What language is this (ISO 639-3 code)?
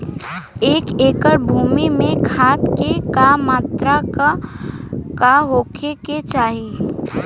bho